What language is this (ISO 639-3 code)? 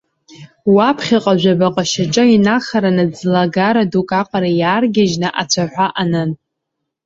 abk